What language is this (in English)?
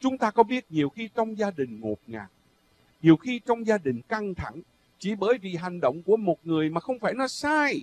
Vietnamese